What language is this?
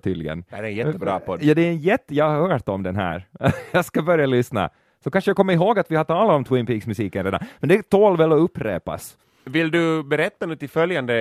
Swedish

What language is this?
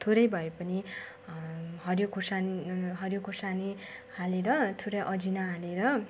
Nepali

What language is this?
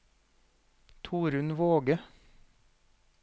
Norwegian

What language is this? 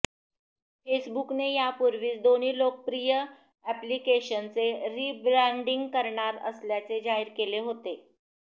Marathi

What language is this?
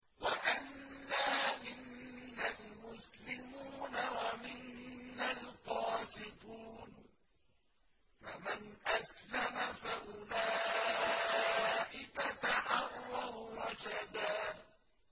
Arabic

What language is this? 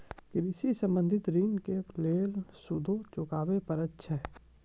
Maithili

